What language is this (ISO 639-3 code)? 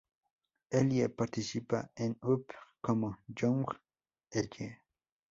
spa